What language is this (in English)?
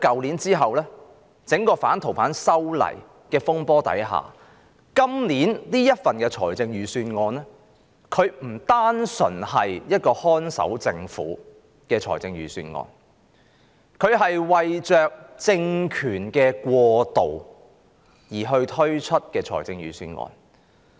Cantonese